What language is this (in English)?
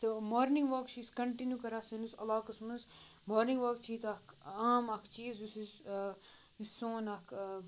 Kashmiri